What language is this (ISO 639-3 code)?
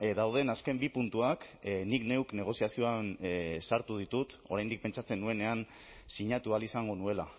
eus